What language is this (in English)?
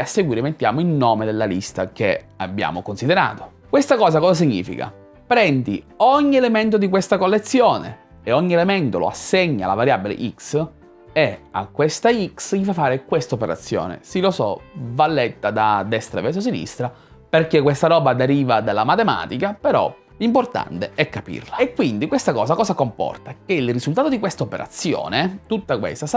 Italian